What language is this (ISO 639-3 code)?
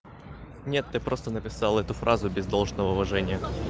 rus